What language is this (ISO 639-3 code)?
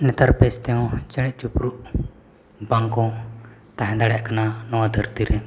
sat